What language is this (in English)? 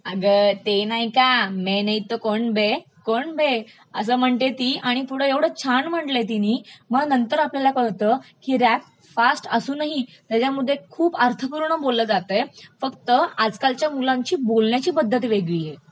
Marathi